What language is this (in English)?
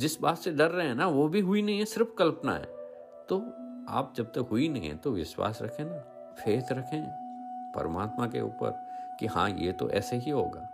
Hindi